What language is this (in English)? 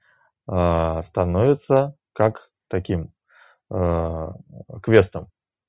Russian